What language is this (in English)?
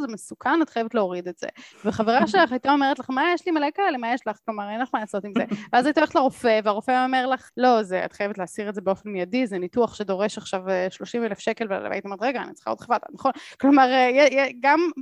Hebrew